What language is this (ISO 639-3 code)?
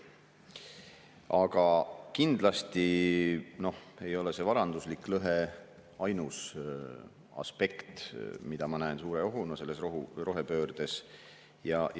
est